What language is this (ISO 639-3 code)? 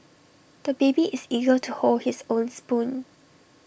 eng